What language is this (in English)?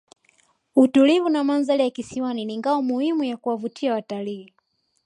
Swahili